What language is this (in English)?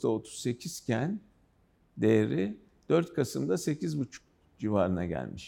Turkish